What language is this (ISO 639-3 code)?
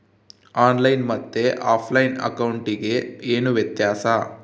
kan